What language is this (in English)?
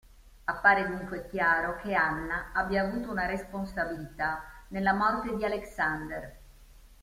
Italian